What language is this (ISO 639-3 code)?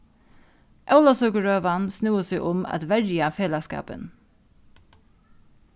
fao